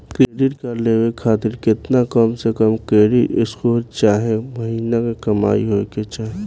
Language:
Bhojpuri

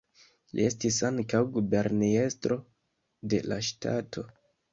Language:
Esperanto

